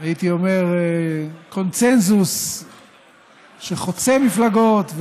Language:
Hebrew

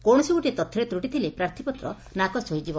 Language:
Odia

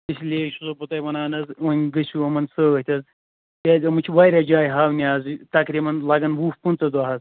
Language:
Kashmiri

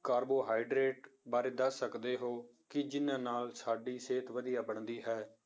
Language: Punjabi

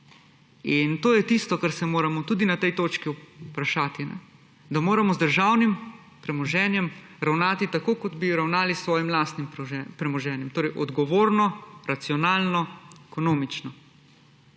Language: Slovenian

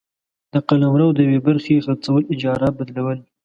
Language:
Pashto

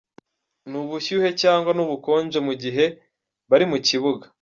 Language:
Kinyarwanda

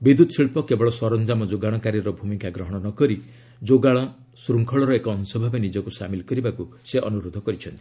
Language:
Odia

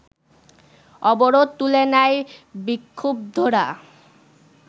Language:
Bangla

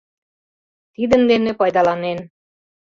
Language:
Mari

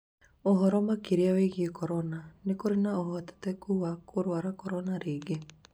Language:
Kikuyu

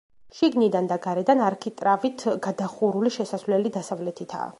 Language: Georgian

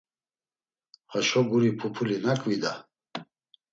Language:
Laz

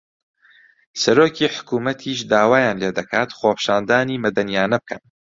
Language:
Central Kurdish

